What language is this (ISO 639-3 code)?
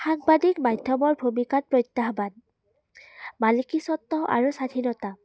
asm